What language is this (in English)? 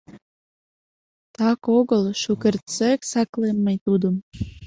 Mari